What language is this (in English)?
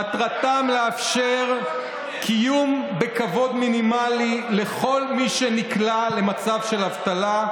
Hebrew